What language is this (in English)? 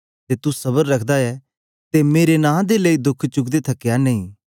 Dogri